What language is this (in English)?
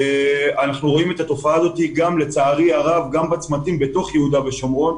Hebrew